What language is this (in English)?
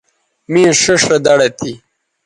Bateri